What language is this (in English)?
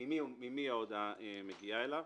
Hebrew